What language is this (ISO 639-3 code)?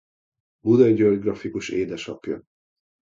hun